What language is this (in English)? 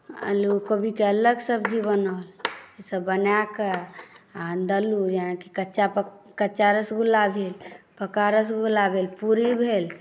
Maithili